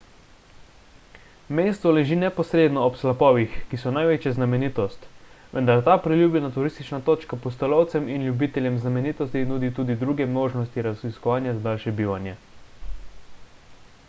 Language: Slovenian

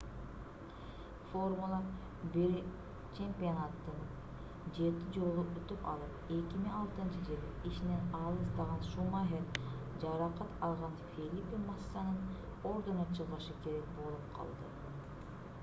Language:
Kyrgyz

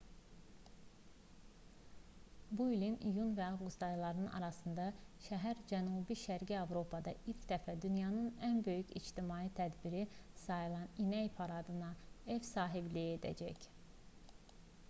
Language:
Azerbaijani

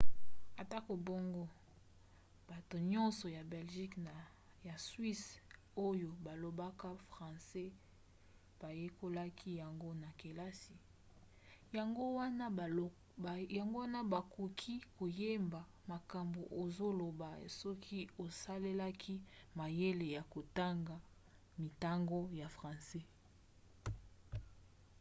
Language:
Lingala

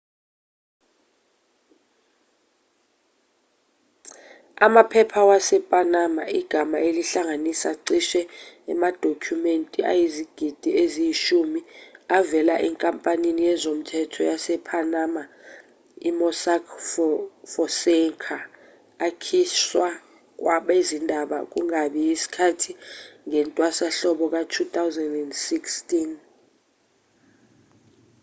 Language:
Zulu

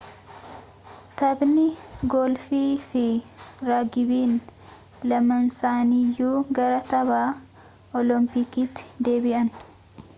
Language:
Oromo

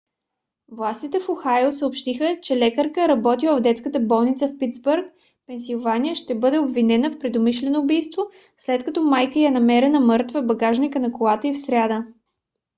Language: Bulgarian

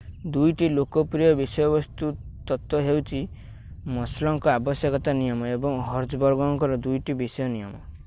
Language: Odia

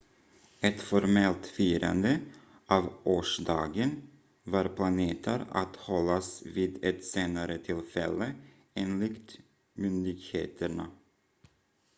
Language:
Swedish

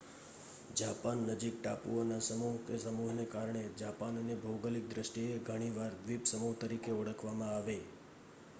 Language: Gujarati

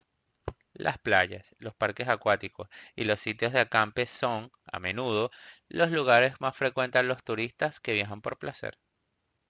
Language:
Spanish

